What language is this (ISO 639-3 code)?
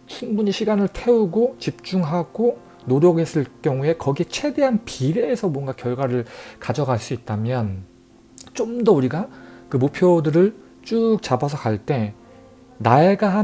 kor